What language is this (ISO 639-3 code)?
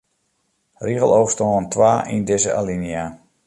fry